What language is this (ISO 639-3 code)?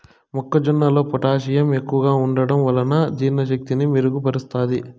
tel